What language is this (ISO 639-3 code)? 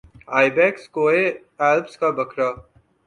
urd